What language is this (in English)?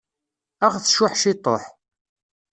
Kabyle